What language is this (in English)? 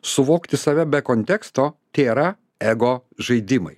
Lithuanian